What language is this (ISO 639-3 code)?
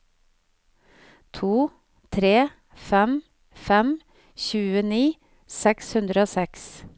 nor